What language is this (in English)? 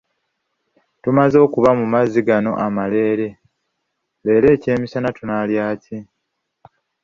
Ganda